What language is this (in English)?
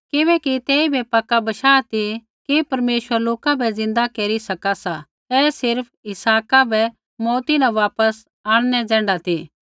Kullu Pahari